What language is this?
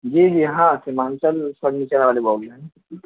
Urdu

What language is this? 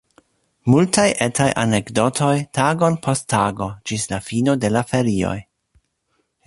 Esperanto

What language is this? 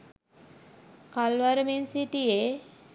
Sinhala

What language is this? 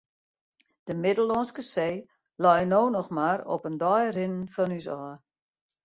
Western Frisian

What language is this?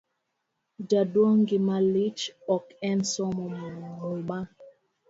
Luo (Kenya and Tanzania)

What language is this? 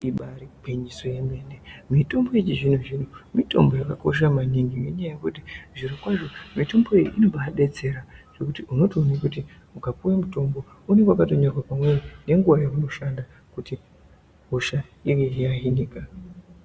Ndau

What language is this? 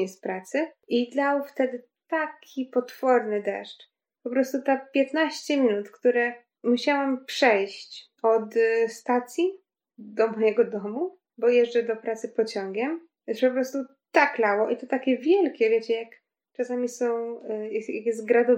Polish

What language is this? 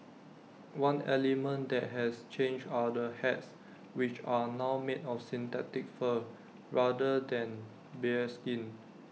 English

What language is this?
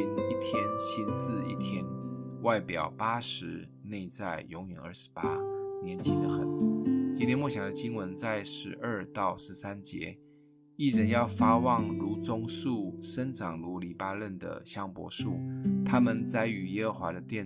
Chinese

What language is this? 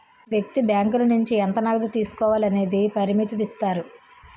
Telugu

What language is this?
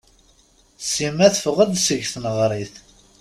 Kabyle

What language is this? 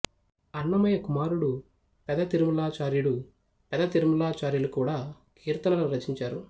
Telugu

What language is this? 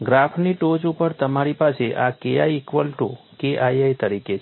Gujarati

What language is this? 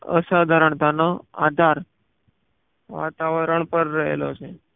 Gujarati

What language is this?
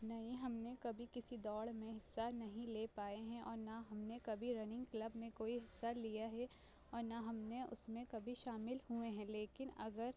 Urdu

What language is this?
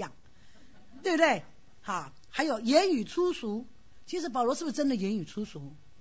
Chinese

